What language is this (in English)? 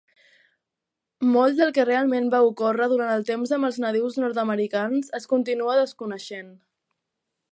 Catalan